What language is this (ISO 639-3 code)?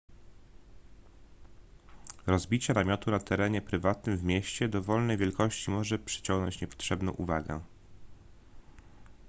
pol